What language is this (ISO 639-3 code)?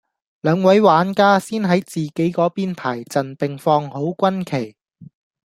yue